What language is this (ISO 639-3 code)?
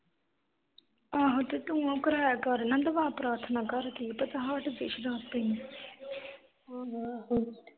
pan